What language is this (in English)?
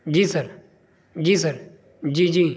Urdu